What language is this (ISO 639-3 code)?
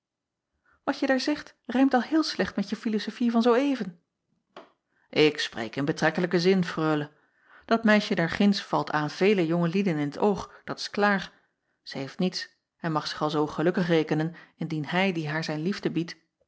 nld